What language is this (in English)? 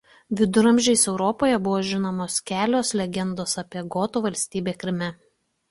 Lithuanian